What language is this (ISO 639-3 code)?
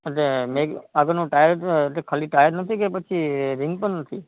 guj